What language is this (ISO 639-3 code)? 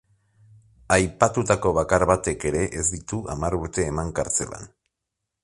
eus